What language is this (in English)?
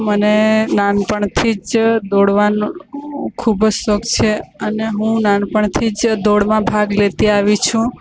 Gujarati